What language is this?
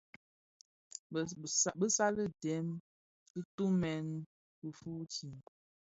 Bafia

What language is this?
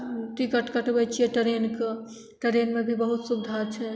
Maithili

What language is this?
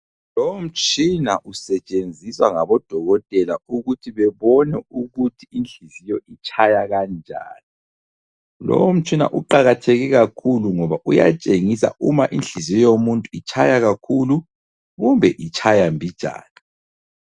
North Ndebele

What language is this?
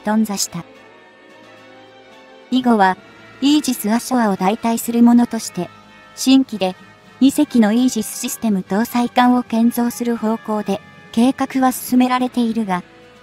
Japanese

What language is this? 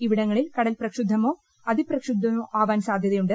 Malayalam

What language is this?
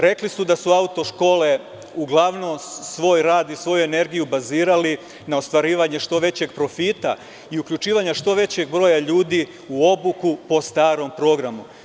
Serbian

